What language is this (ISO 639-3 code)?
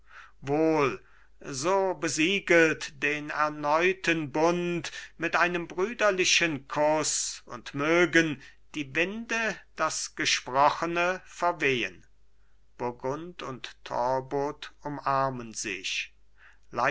deu